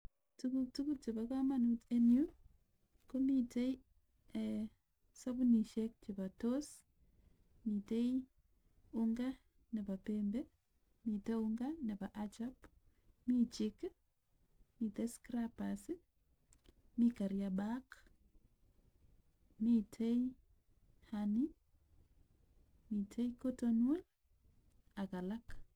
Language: Kalenjin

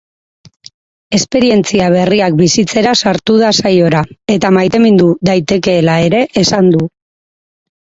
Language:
Basque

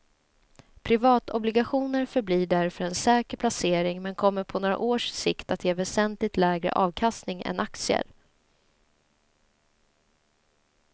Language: Swedish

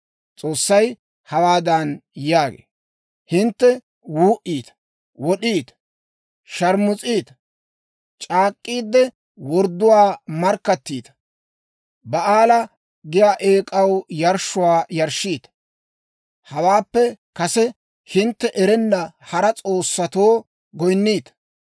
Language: Dawro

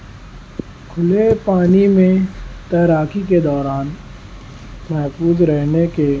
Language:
Urdu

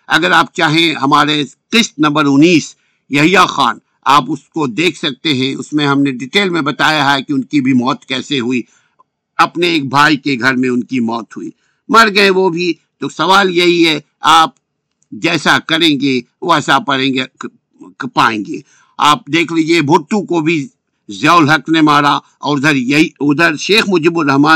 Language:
Urdu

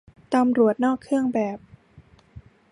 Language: Thai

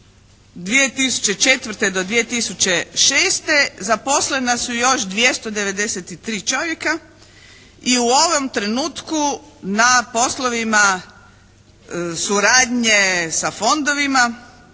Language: Croatian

